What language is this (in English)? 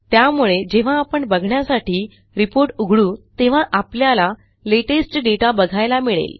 Marathi